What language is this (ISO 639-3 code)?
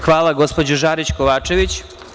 srp